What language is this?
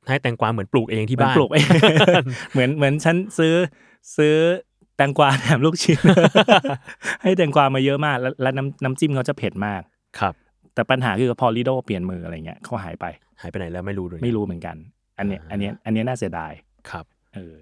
Thai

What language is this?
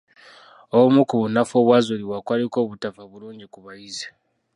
Ganda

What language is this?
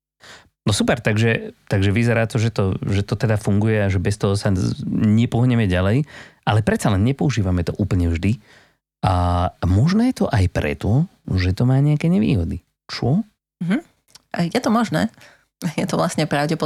Slovak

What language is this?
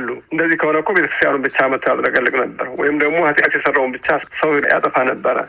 Amharic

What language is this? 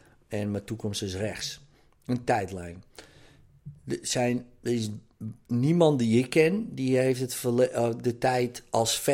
Dutch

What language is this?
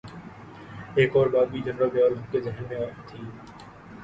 Urdu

